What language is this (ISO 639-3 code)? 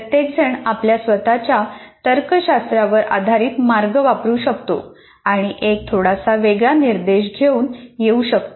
mar